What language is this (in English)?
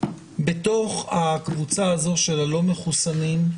Hebrew